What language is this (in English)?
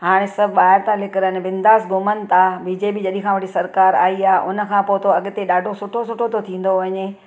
Sindhi